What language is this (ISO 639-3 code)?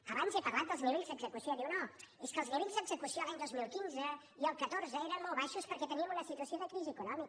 cat